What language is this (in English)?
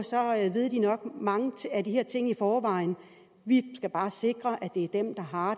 Danish